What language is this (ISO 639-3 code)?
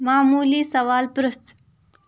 kas